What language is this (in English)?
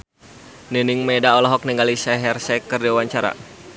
Sundanese